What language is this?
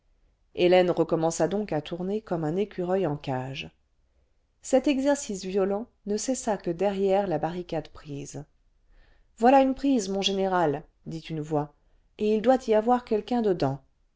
French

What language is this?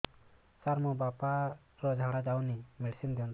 Odia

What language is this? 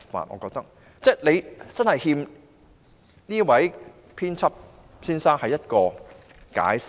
Cantonese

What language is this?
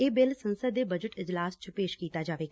Punjabi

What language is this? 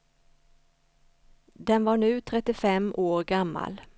Swedish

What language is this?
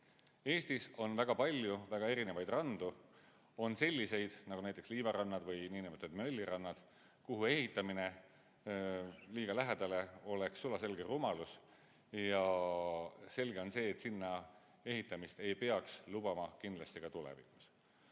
Estonian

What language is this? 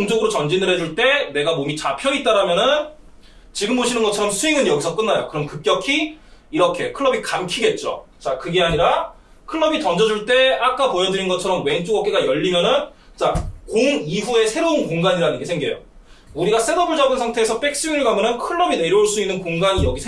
Korean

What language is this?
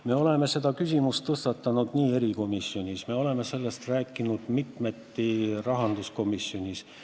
Estonian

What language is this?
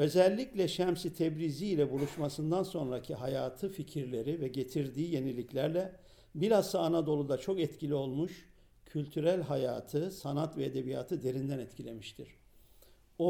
Turkish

